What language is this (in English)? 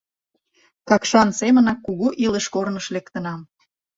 Mari